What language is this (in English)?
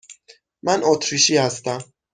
Persian